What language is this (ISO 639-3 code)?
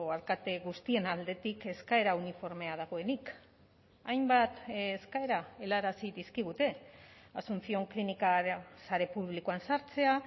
eus